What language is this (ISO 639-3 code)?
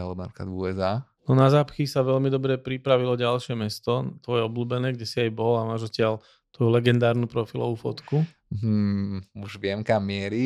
slk